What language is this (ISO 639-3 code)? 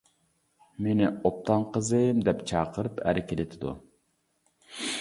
uig